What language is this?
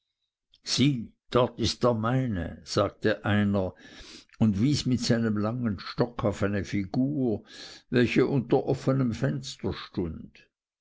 German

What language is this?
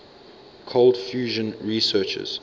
English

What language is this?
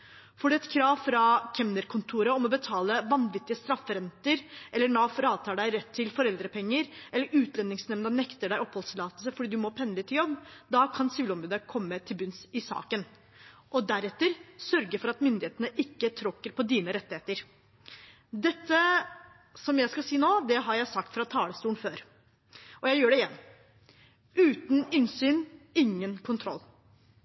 Norwegian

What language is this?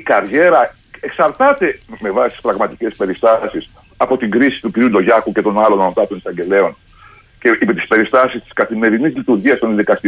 Greek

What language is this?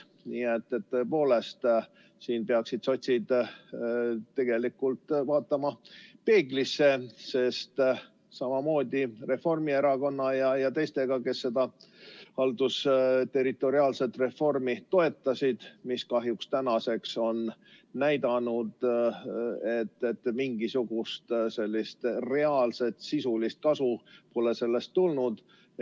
Estonian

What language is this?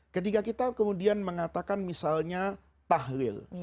Indonesian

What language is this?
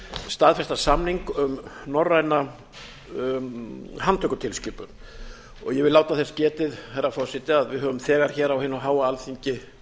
Icelandic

